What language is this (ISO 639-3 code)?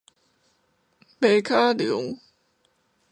nan